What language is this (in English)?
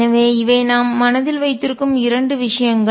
Tamil